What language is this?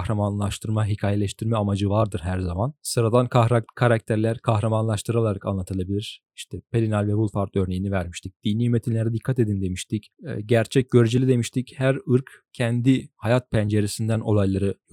Turkish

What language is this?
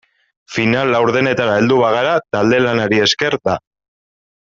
Basque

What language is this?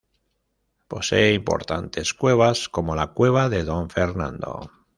Spanish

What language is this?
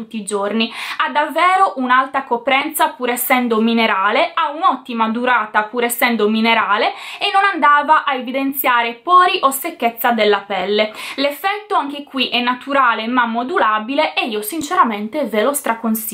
Italian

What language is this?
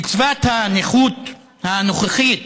Hebrew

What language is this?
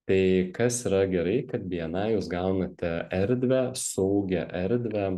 Lithuanian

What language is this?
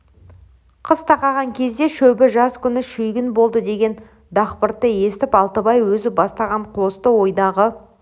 Kazakh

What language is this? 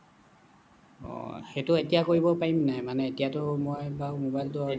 Assamese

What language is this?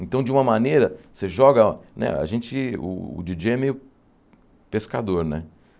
Portuguese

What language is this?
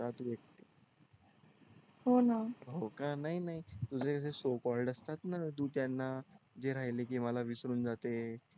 Marathi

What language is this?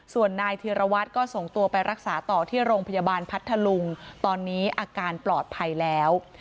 Thai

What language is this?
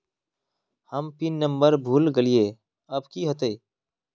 Magahi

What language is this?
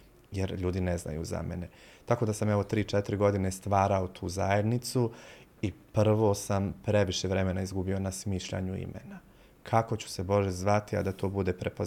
Croatian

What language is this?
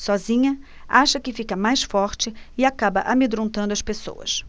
Portuguese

